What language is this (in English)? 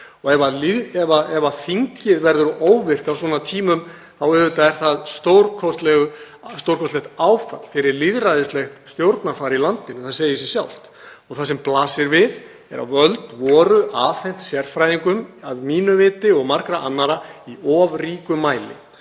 Icelandic